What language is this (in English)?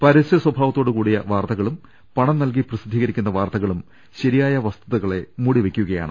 Malayalam